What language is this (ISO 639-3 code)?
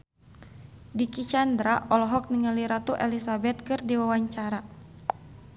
sun